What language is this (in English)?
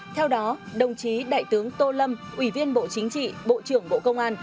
Vietnamese